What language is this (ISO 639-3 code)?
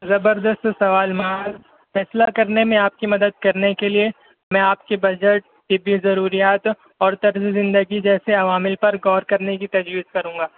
urd